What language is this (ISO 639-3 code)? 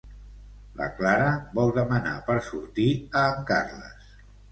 cat